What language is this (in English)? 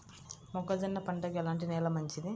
Telugu